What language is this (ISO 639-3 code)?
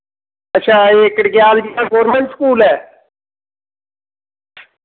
doi